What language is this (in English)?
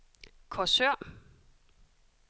Danish